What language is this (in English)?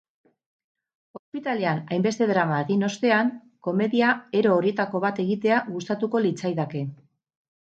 Basque